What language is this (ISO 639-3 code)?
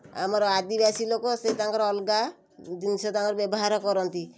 ori